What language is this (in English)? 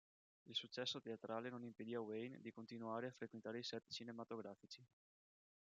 Italian